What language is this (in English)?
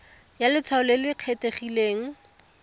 Tswana